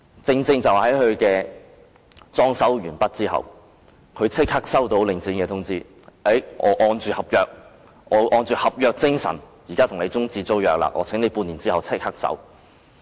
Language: Cantonese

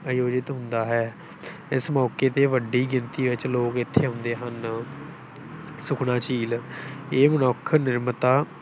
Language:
Punjabi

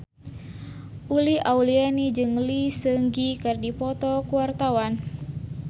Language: Sundanese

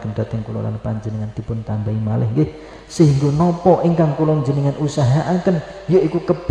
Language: Indonesian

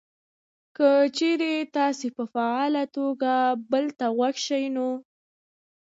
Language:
Pashto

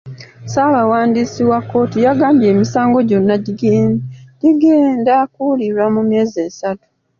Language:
Ganda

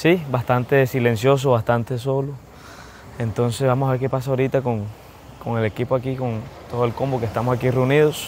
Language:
Spanish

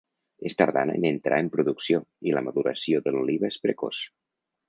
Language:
Catalan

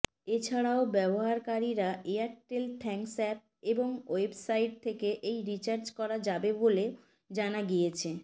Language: Bangla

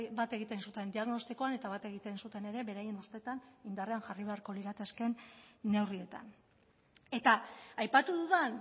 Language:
Basque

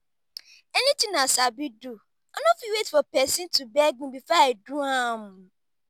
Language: Nigerian Pidgin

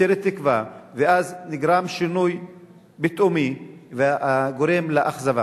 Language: Hebrew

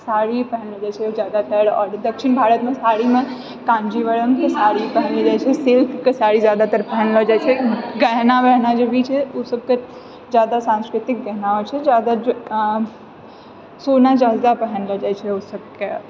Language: Maithili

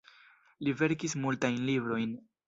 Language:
Esperanto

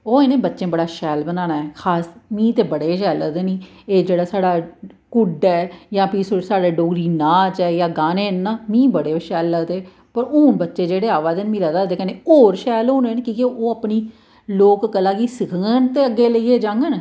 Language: Dogri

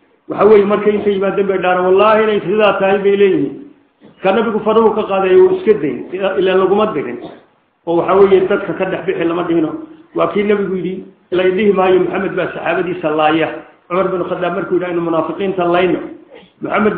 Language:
Arabic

